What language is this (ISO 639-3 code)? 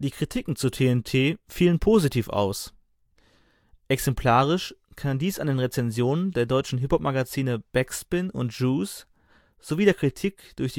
deu